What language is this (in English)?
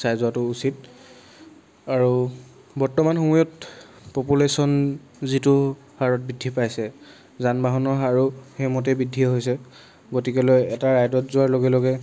Assamese